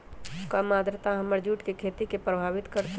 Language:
Magahi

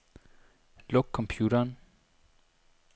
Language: Danish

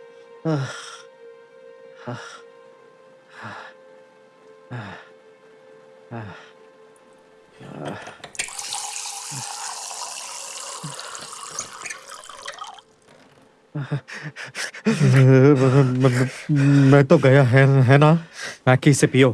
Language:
Hindi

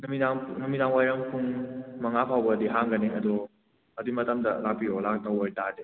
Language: Manipuri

